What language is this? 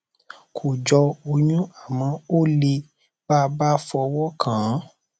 Yoruba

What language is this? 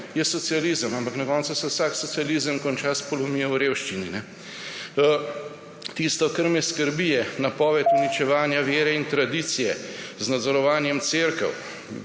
Slovenian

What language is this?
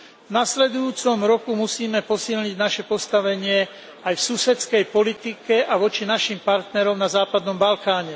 Slovak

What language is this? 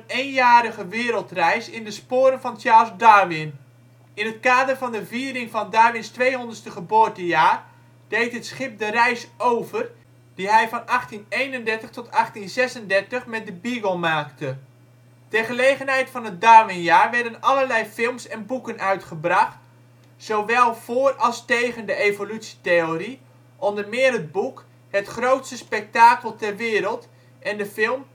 Dutch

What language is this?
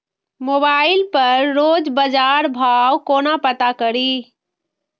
Maithili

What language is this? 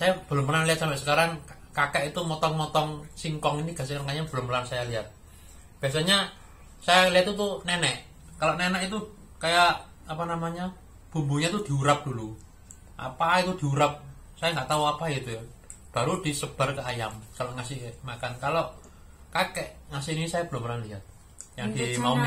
Indonesian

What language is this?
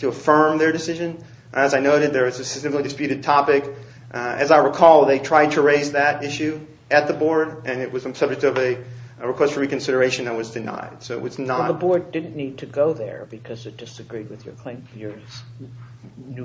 English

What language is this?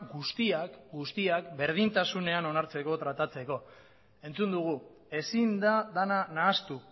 Basque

